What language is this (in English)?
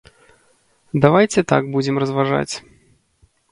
Belarusian